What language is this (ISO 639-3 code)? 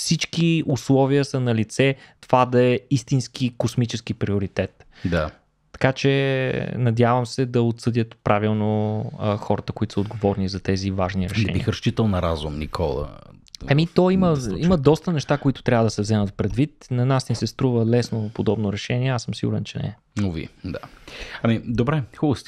bul